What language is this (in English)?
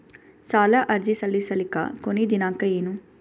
Kannada